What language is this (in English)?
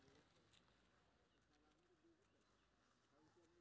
Maithili